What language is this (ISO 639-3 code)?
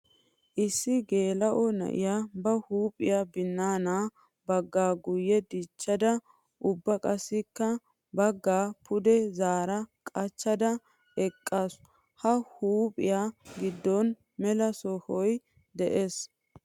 wal